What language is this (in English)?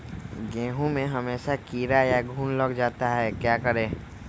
Magahi